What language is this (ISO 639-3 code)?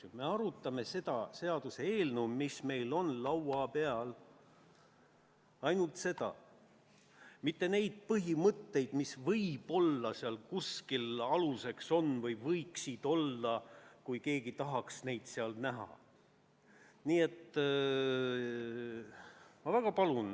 est